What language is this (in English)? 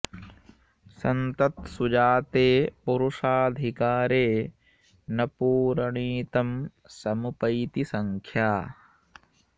Sanskrit